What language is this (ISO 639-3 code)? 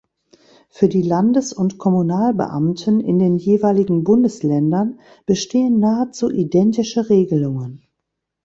deu